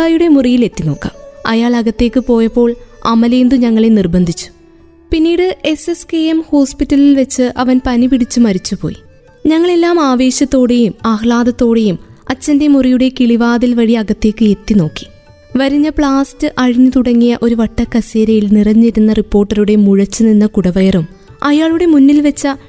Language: Malayalam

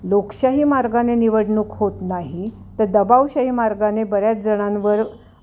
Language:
Marathi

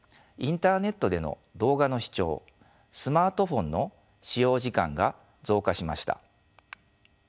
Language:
Japanese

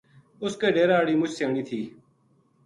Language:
Gujari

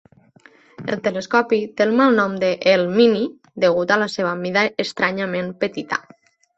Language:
Catalan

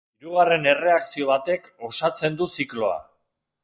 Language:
Basque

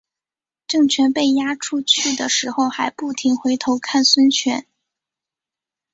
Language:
Chinese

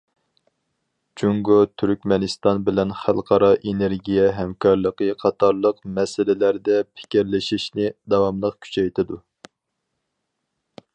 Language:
Uyghur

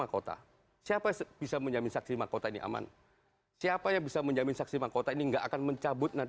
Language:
Indonesian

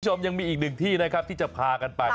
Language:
Thai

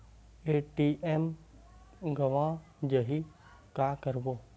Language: Chhattisgarhi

